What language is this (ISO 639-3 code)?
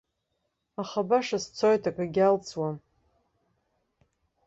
abk